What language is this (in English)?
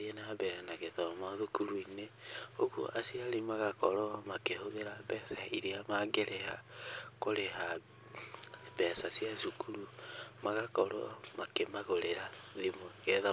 Kikuyu